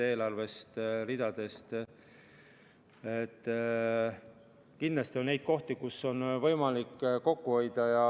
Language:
Estonian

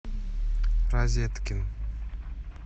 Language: Russian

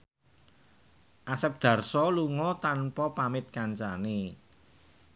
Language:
Javanese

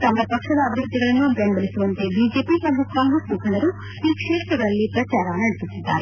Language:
Kannada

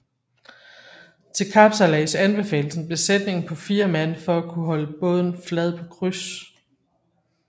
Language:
Danish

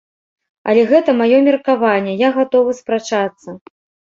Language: Belarusian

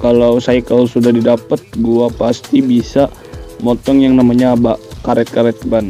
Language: Indonesian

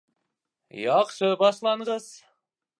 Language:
Bashkir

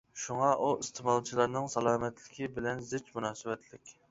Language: Uyghur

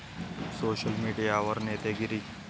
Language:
Marathi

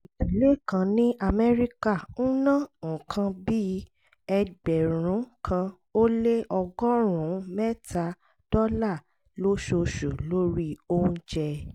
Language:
Yoruba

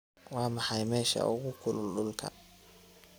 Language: Somali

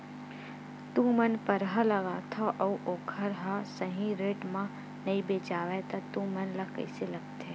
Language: Chhattisgarhi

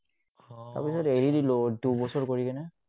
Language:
Assamese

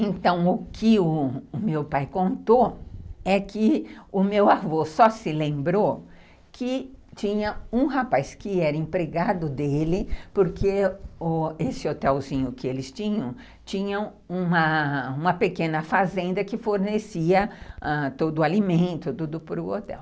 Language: Portuguese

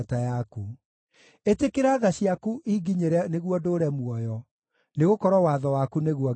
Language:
Kikuyu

